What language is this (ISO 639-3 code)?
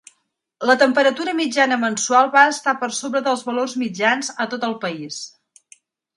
cat